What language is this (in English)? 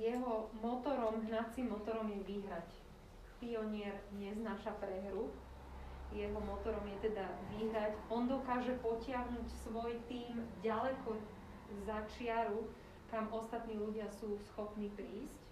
Slovak